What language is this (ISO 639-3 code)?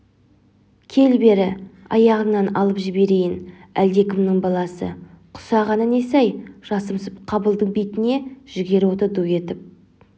kaz